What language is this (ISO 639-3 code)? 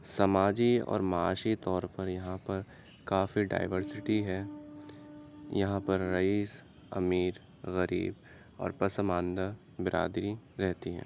urd